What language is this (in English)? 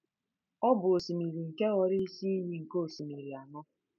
Igbo